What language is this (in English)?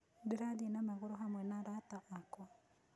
Kikuyu